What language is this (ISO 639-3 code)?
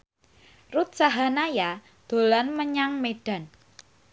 jav